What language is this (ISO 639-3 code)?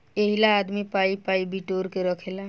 bho